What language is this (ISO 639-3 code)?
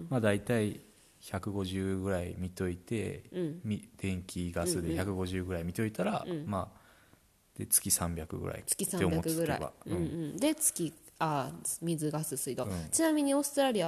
jpn